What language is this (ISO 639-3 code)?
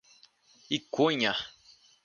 por